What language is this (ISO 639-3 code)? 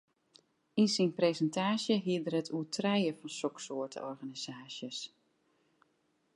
fry